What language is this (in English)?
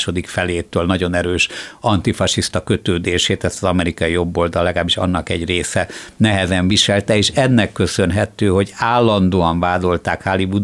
Hungarian